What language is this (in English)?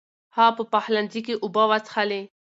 Pashto